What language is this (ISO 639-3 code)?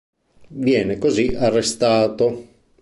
ita